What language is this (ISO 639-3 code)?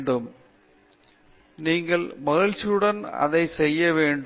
tam